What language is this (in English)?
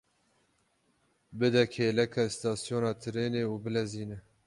Kurdish